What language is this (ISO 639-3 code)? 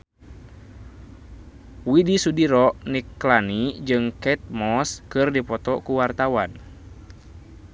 sun